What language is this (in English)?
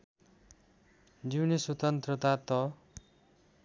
Nepali